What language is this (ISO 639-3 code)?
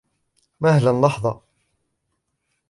ara